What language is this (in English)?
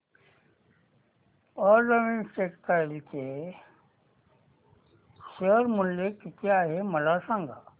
Marathi